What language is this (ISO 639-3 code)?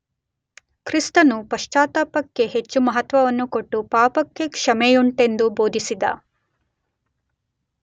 kan